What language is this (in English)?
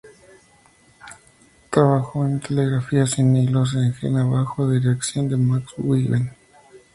Spanish